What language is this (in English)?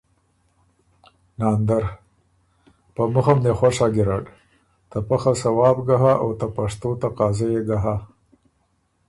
Ormuri